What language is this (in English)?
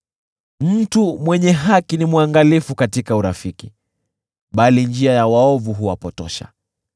Swahili